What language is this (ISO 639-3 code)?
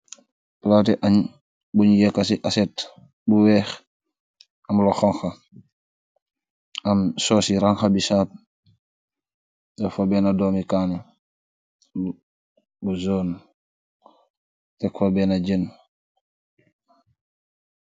wol